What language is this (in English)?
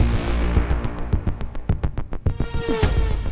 Indonesian